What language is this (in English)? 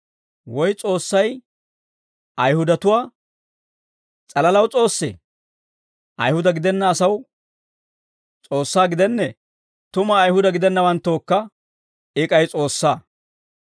Dawro